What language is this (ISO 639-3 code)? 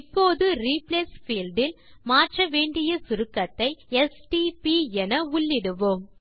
tam